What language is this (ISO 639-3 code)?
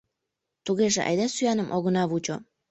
chm